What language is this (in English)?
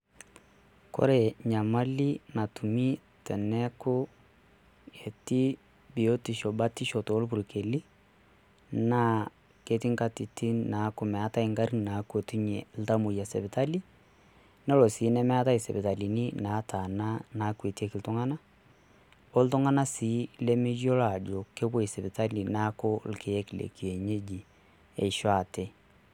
Masai